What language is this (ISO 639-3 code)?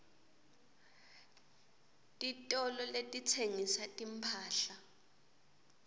ssw